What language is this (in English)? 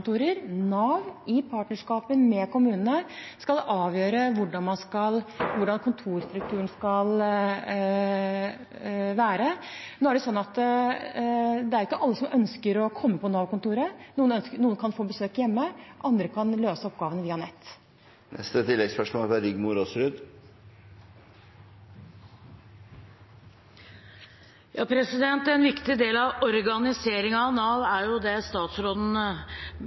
Norwegian